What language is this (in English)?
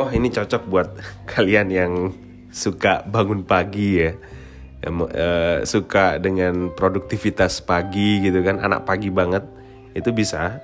Indonesian